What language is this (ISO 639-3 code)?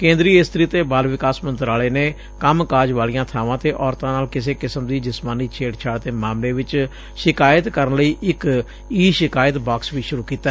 pan